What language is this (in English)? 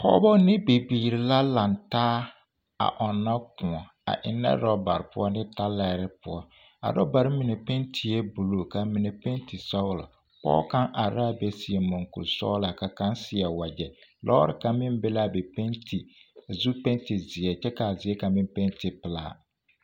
Southern Dagaare